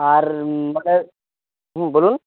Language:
Bangla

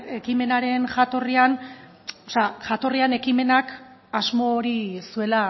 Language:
Basque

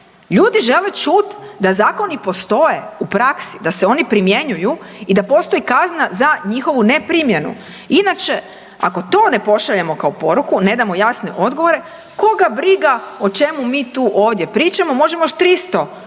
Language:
Croatian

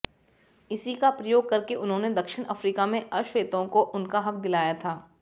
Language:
Hindi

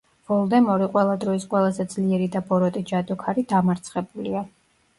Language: Georgian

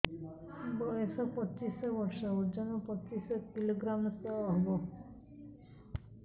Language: Odia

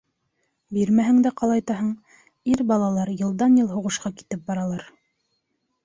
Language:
Bashkir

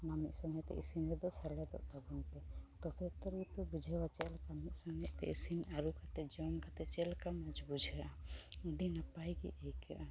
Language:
Santali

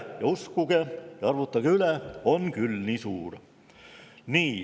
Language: Estonian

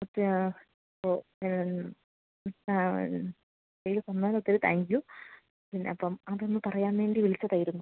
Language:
Malayalam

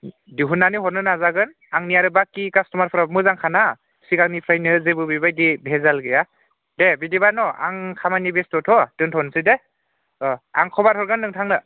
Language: Bodo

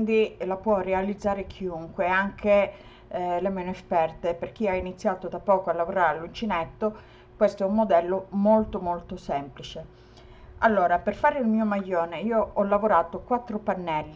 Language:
Italian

